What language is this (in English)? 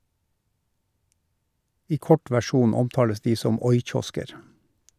Norwegian